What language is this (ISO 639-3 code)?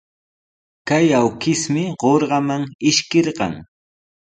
qws